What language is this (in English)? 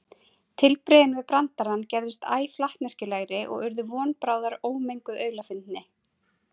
Icelandic